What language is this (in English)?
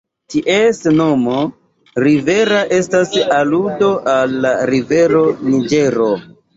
Esperanto